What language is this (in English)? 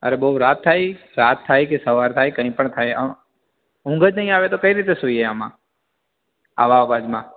Gujarati